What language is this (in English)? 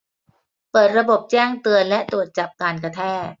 Thai